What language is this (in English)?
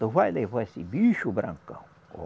Portuguese